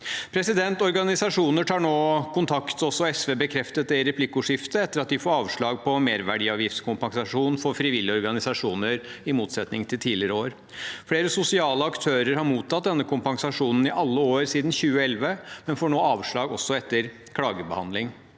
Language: Norwegian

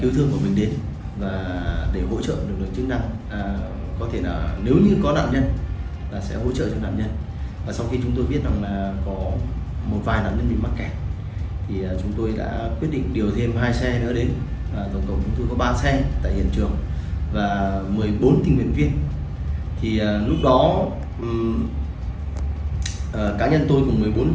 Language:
Vietnamese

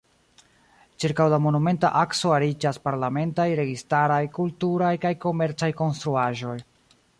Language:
Esperanto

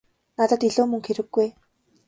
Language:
Mongolian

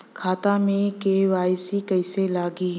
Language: Bhojpuri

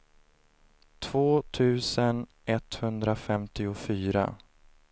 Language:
Swedish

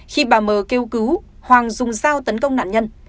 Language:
Vietnamese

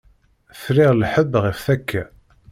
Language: Kabyle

